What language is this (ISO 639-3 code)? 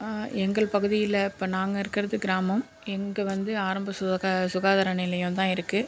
tam